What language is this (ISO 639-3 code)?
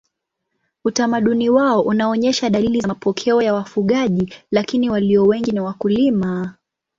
swa